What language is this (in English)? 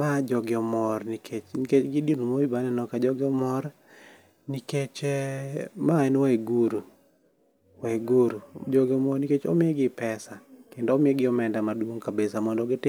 Luo (Kenya and Tanzania)